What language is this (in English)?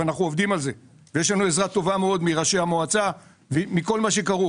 Hebrew